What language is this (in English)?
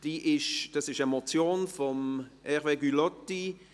Swiss German